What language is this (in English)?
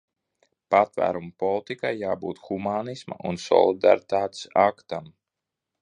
Latvian